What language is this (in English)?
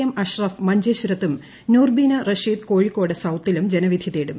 Malayalam